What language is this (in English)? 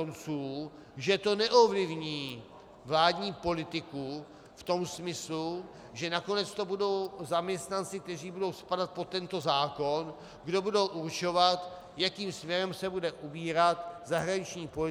Czech